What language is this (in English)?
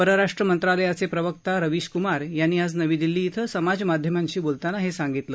Marathi